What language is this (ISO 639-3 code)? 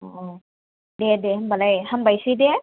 brx